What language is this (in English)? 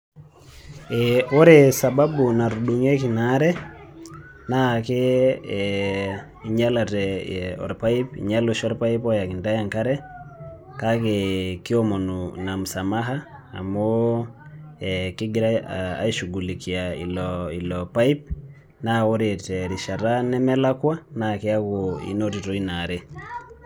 Masai